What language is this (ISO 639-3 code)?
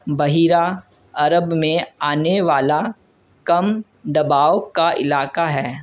urd